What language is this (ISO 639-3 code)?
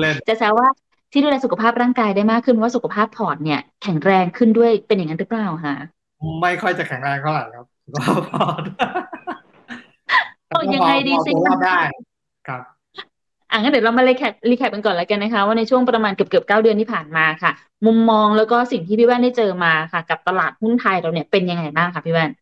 tha